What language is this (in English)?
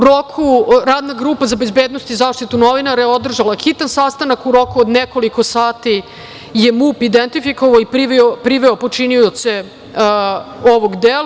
Serbian